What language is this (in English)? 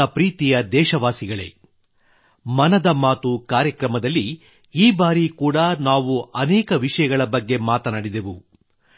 Kannada